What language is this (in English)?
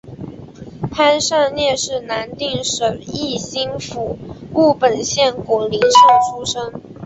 Chinese